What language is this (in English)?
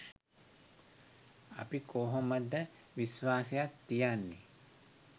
Sinhala